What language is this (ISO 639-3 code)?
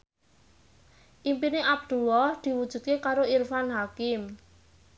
jav